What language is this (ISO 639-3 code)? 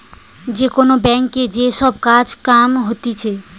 ben